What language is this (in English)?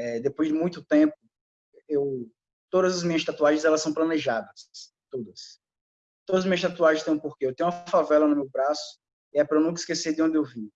Portuguese